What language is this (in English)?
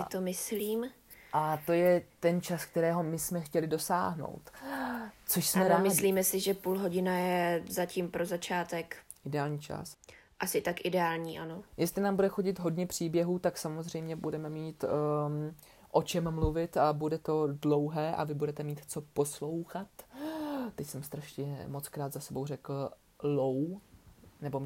Czech